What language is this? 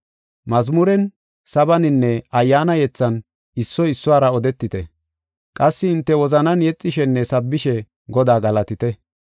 Gofa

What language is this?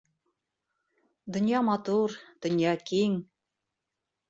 Bashkir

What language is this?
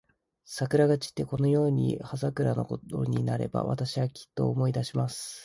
Japanese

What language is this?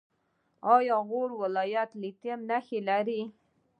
Pashto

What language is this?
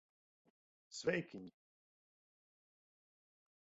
Latvian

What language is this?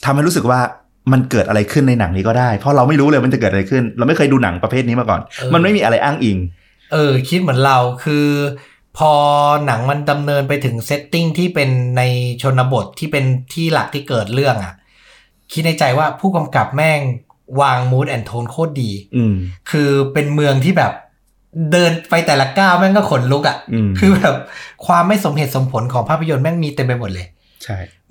Thai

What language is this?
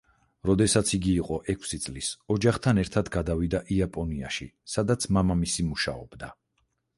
Georgian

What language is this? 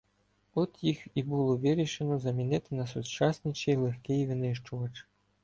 Ukrainian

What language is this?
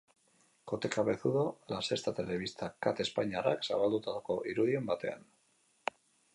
Basque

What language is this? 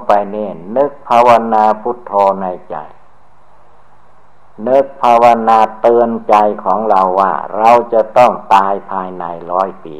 Thai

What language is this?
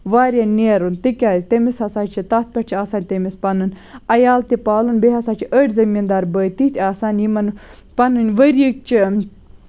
Kashmiri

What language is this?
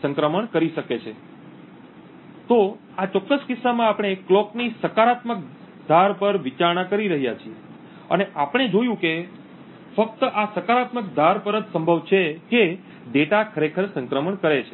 Gujarati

